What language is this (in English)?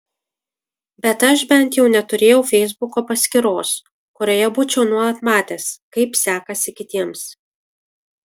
Lithuanian